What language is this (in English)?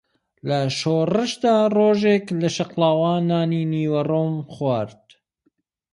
Central Kurdish